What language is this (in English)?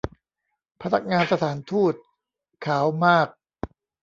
Thai